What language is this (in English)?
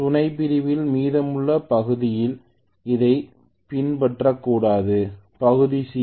Tamil